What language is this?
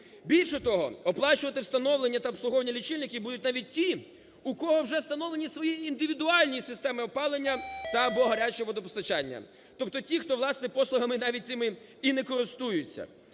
Ukrainian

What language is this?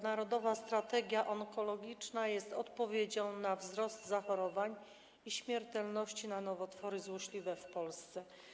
Polish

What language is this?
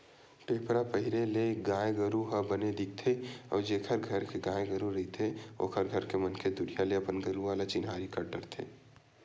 Chhattisgarhi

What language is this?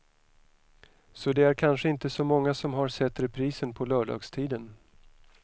Swedish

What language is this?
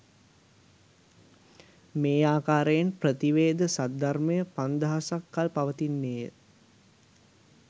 Sinhala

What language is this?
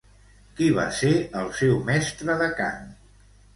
Catalan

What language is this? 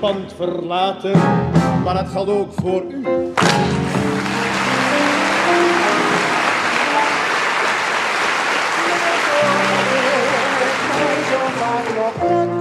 Latvian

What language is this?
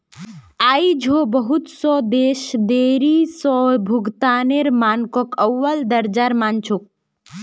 Magahi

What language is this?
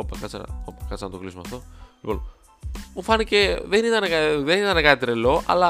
Greek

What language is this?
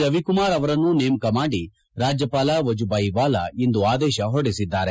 Kannada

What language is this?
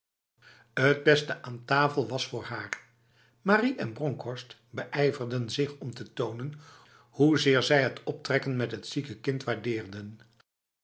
Dutch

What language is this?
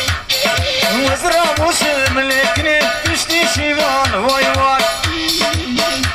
Polish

